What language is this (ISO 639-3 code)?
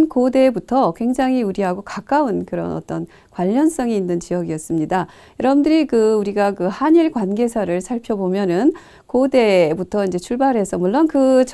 kor